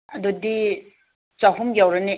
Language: Manipuri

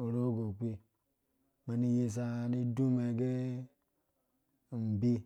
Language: Dũya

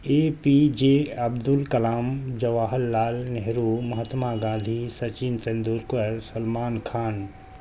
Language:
Urdu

